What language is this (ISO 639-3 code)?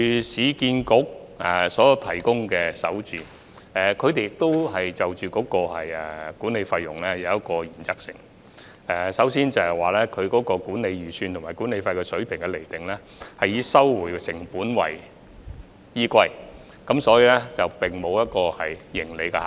yue